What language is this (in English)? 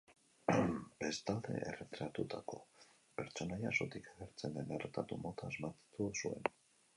Basque